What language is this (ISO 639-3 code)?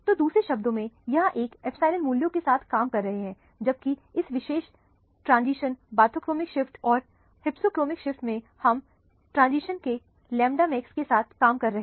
hin